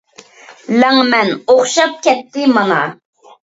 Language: Uyghur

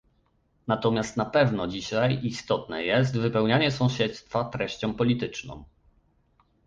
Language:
Polish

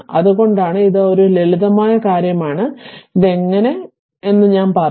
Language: Malayalam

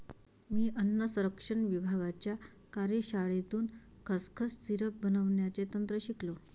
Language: Marathi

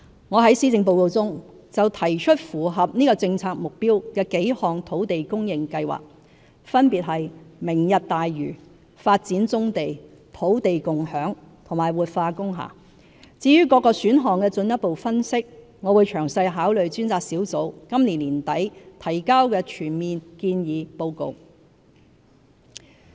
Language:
Cantonese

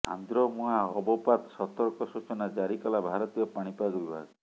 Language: Odia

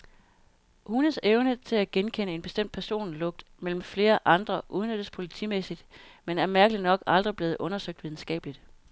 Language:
Danish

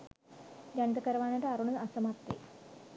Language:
Sinhala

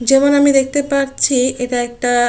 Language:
Bangla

